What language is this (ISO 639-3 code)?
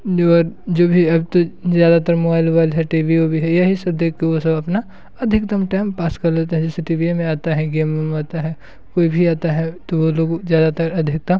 hin